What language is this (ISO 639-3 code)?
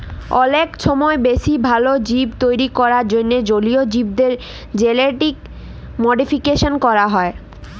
ben